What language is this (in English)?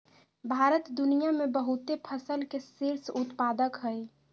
Magahi